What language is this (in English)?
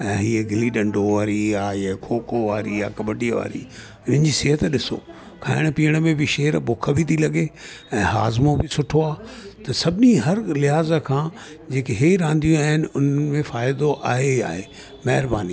Sindhi